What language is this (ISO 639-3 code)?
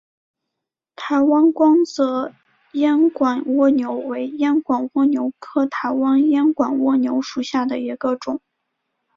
zho